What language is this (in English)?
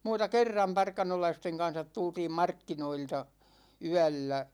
Finnish